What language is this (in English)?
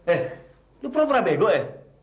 Indonesian